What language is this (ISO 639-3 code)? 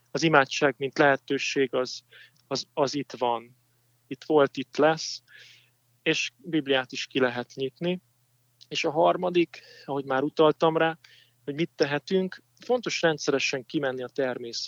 hun